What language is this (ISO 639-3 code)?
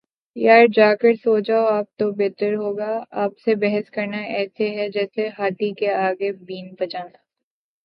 urd